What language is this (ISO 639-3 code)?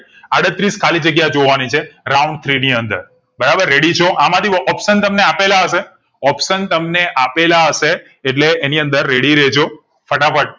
guj